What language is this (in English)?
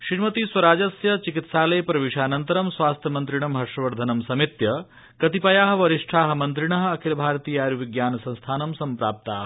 Sanskrit